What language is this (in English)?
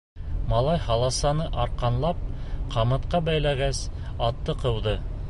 Bashkir